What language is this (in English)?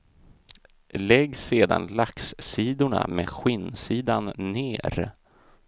Swedish